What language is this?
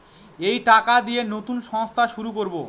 Bangla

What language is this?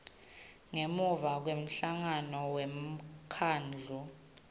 Swati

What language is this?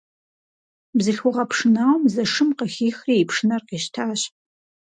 Kabardian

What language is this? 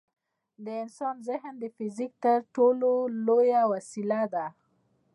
Pashto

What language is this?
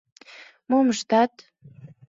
Mari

